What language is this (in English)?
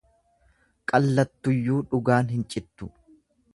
Oromo